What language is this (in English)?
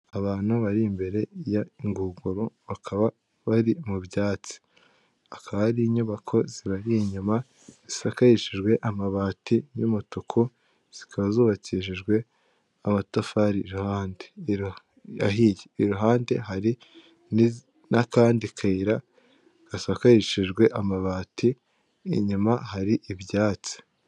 Kinyarwanda